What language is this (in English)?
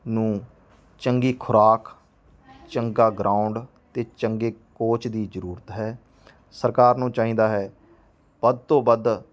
Punjabi